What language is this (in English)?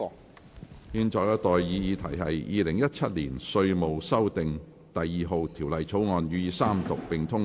Cantonese